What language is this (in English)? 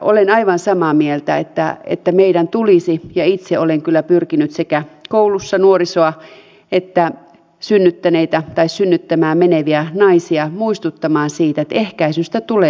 Finnish